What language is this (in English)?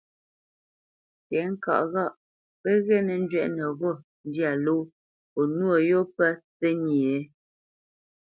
Bamenyam